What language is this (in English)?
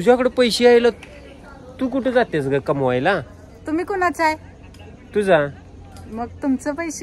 Romanian